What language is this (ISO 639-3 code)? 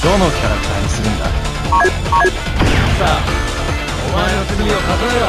jpn